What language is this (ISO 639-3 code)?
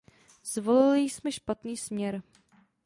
ces